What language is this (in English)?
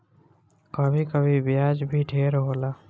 Bhojpuri